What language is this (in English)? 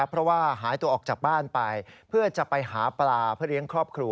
Thai